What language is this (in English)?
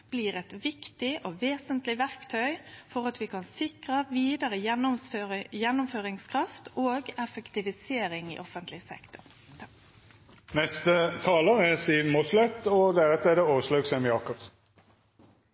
Norwegian